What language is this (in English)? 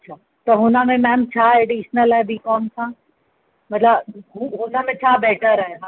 Sindhi